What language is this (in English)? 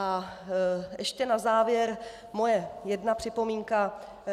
Czech